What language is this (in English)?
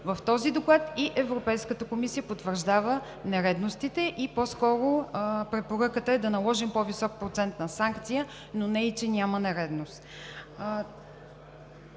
Bulgarian